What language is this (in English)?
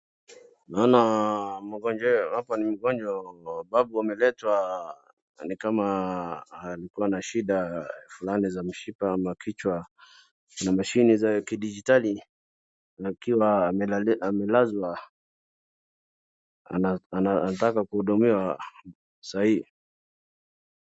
Swahili